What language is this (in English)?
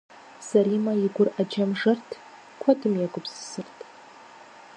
Kabardian